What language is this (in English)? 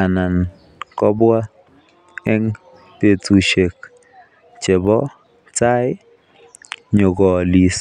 Kalenjin